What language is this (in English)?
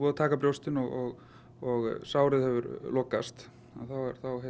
Icelandic